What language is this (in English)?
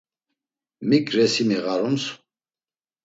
Laz